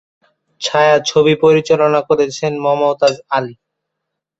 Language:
Bangla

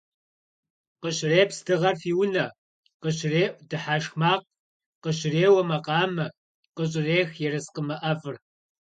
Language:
Kabardian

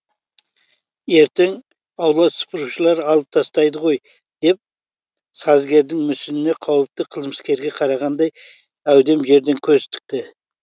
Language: Kazakh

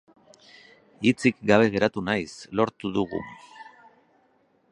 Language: Basque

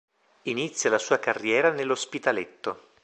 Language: Italian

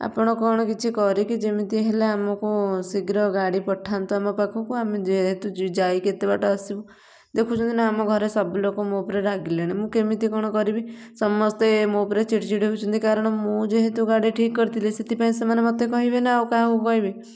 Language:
Odia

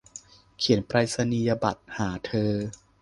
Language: Thai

